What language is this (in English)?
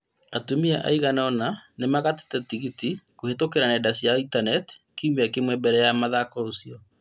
Kikuyu